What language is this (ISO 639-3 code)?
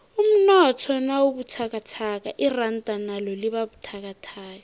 nbl